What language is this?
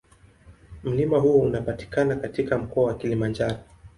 Swahili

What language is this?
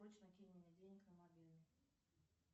Russian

